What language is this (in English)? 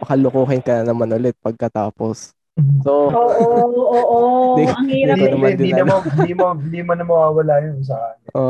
Filipino